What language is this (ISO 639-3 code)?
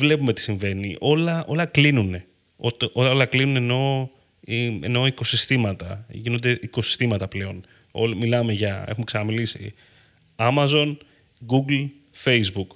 ell